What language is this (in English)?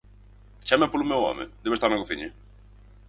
Galician